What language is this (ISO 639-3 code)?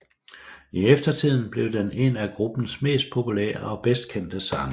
dan